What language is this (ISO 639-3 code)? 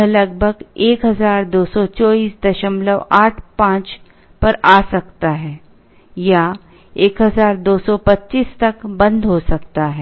hin